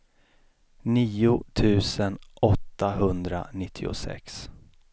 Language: Swedish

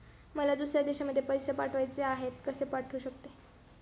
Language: Marathi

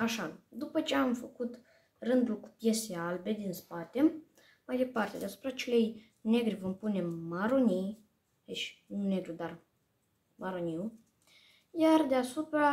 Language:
Romanian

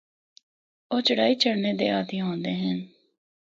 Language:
Northern Hindko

